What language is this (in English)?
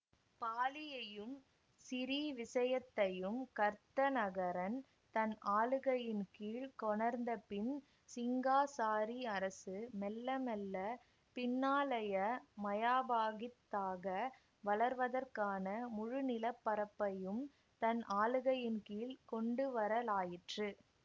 Tamil